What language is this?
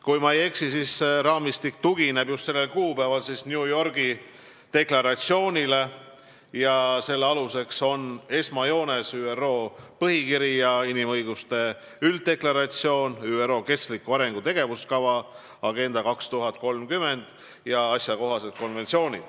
Estonian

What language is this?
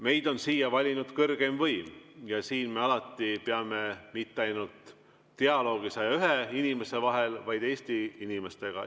Estonian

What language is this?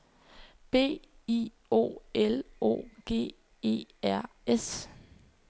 Danish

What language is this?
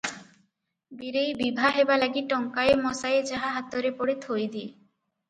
Odia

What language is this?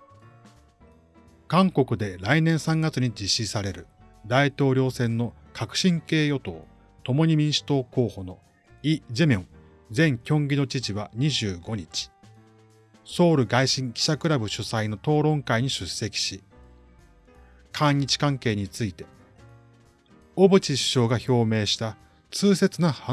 Japanese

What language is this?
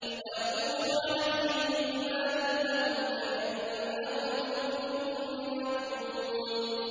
Arabic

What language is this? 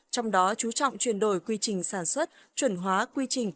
Vietnamese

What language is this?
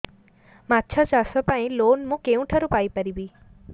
Odia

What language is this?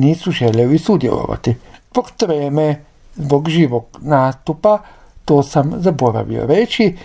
Croatian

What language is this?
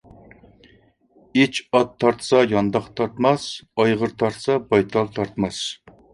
Uyghur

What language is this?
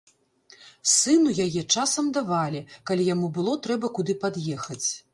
Belarusian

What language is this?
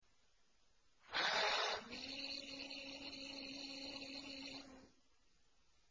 Arabic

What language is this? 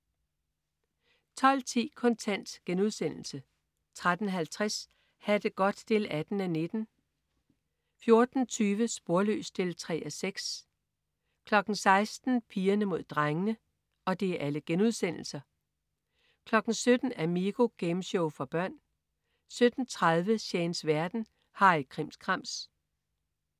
Danish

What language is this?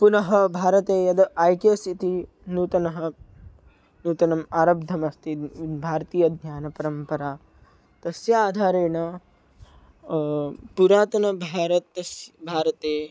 Sanskrit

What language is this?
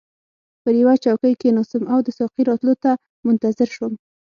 Pashto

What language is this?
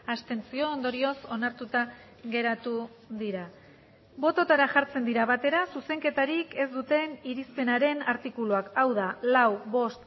Basque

